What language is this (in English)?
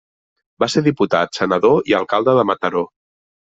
Catalan